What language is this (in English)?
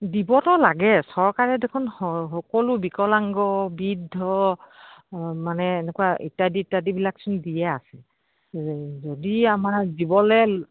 Assamese